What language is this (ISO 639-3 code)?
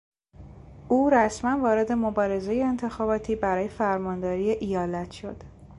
fas